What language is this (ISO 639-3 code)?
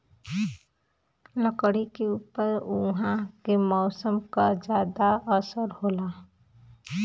bho